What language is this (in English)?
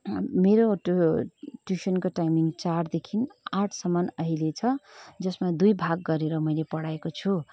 Nepali